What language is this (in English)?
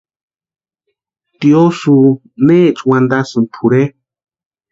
Western Highland Purepecha